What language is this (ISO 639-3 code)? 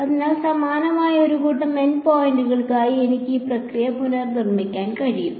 mal